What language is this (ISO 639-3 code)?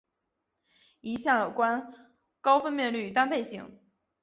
zho